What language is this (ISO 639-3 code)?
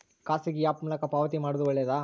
kan